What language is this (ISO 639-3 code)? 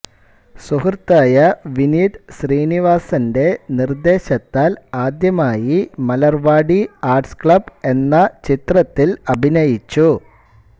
mal